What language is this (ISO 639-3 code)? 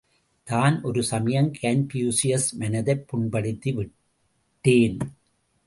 tam